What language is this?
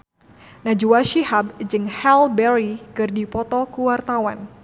Sundanese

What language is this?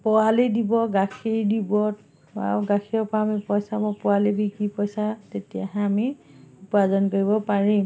Assamese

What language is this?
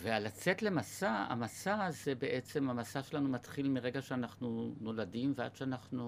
Hebrew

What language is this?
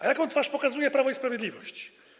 Polish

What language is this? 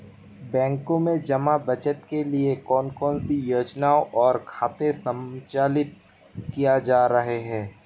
Hindi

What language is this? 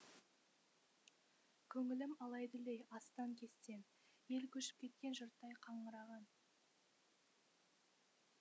Kazakh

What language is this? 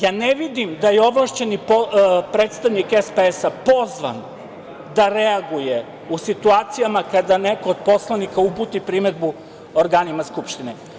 Serbian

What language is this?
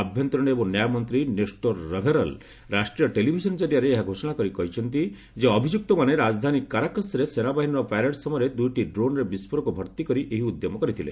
Odia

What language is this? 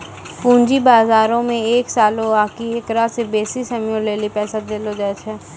Maithili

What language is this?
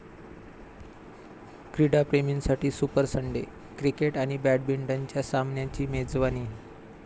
Marathi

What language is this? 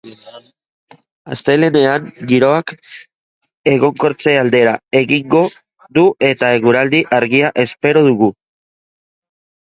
Basque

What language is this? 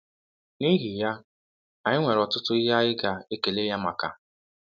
Igbo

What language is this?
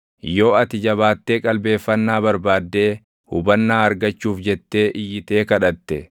Oromo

